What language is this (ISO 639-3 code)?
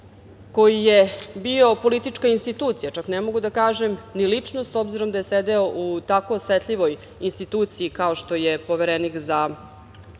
srp